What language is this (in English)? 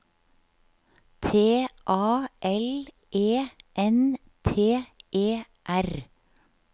Norwegian